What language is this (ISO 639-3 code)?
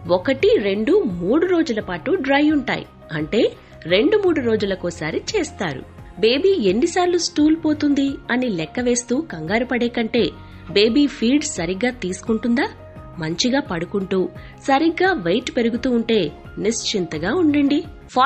hin